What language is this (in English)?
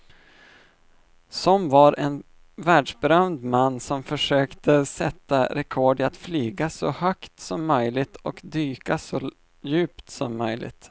Swedish